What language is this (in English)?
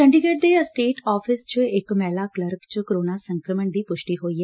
Punjabi